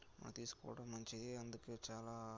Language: Telugu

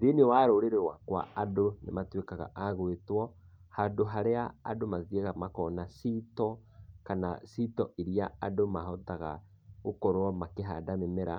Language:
Kikuyu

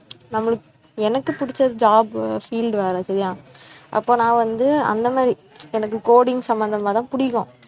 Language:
Tamil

